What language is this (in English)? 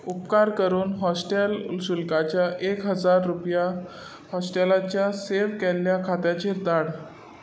Konkani